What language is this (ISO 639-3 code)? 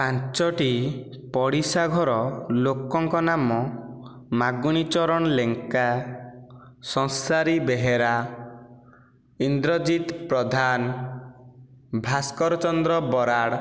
ori